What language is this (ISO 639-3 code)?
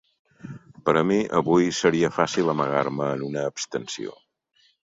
cat